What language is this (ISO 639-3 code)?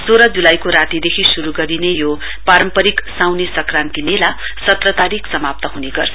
nep